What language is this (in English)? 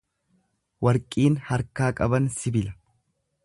Oromo